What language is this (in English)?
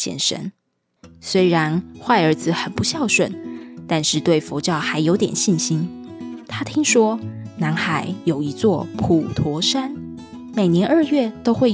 Chinese